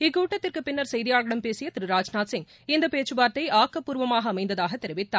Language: Tamil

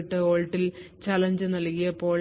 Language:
Malayalam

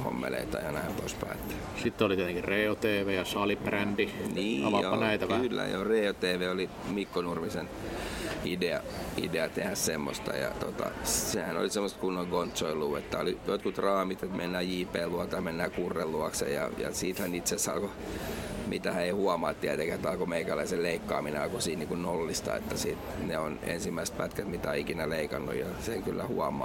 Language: Finnish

